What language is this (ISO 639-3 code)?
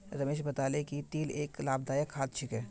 mag